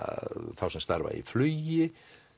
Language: Icelandic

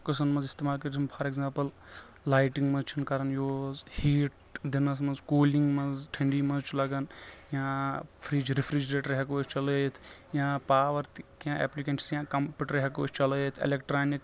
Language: Kashmiri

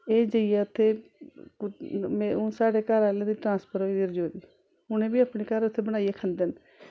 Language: Dogri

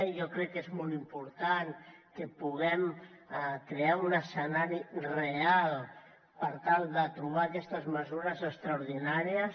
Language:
Catalan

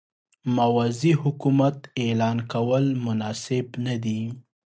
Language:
Pashto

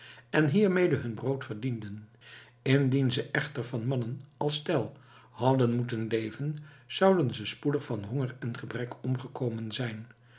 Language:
Dutch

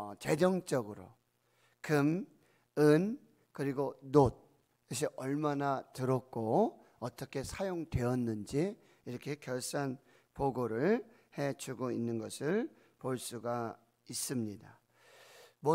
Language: Korean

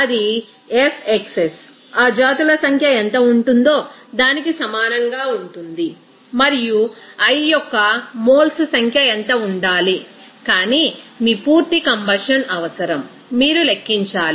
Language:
Telugu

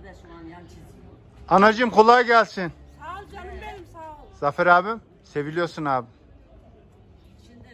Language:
Turkish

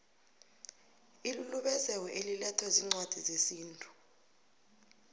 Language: South Ndebele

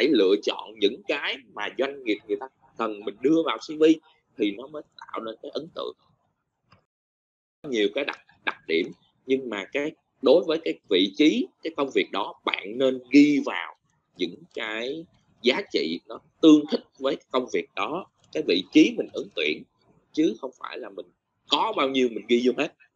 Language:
Vietnamese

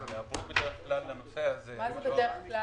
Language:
Hebrew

